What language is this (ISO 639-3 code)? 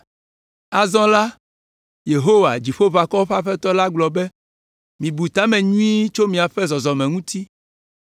ewe